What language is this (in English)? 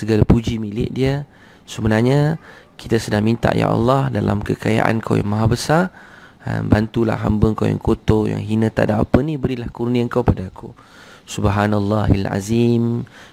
Malay